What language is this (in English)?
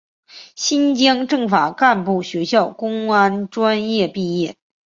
Chinese